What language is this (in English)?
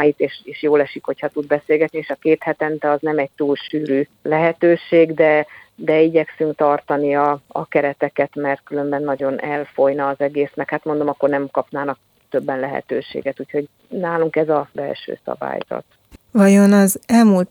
Hungarian